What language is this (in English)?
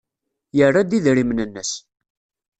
Kabyle